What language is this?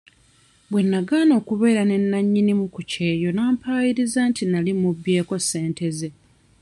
Ganda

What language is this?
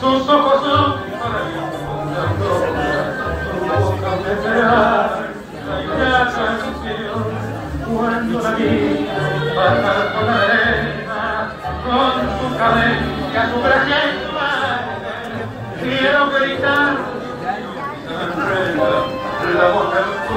Arabic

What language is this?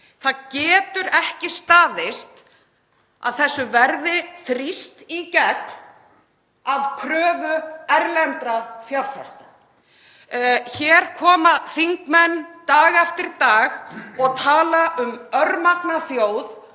Icelandic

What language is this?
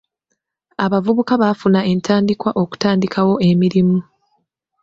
Ganda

